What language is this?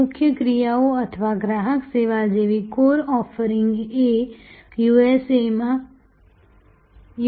Gujarati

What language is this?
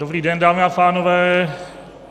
Czech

